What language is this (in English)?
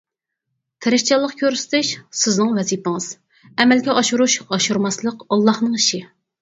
Uyghur